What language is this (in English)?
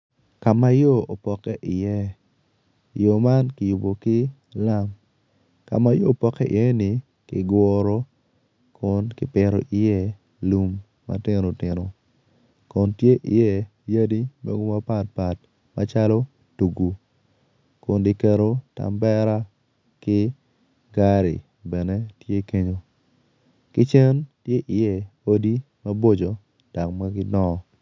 Acoli